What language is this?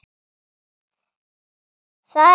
Icelandic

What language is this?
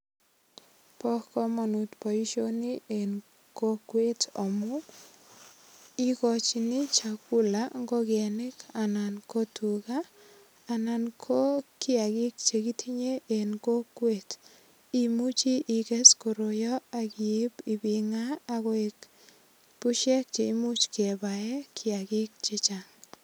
Kalenjin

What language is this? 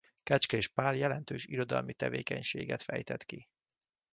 Hungarian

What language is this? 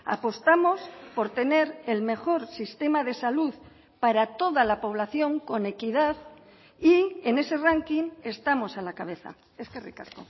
Spanish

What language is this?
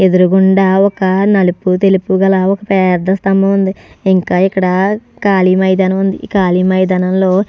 Telugu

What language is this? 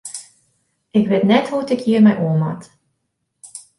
Western Frisian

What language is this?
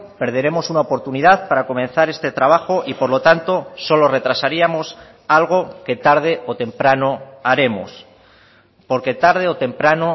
Spanish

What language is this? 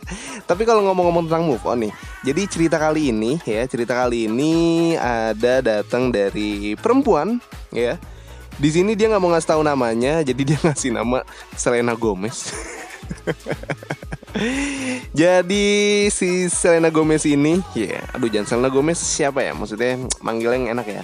Indonesian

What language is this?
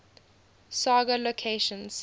English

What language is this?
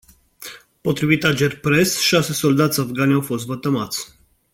Romanian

